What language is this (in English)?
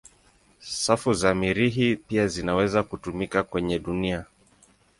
Swahili